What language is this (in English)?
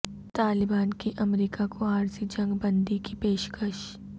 Urdu